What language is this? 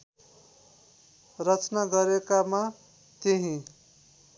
Nepali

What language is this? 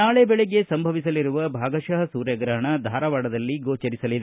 Kannada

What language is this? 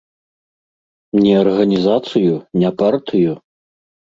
Belarusian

